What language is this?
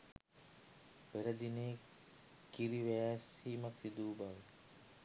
Sinhala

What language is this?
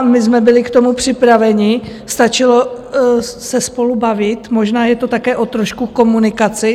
Czech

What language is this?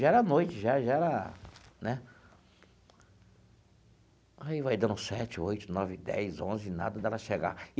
Portuguese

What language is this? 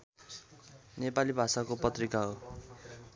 Nepali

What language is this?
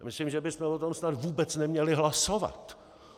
Czech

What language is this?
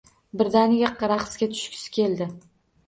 Uzbek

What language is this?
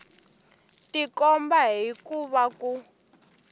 Tsonga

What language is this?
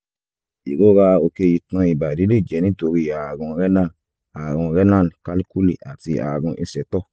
Yoruba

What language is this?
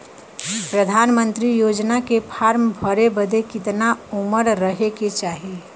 Bhojpuri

